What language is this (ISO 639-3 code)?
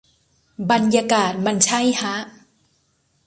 tha